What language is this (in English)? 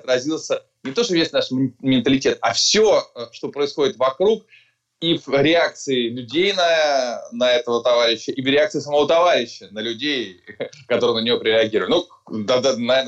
Russian